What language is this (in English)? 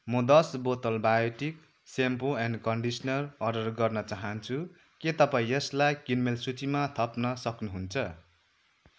Nepali